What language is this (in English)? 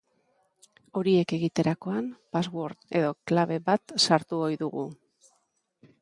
Basque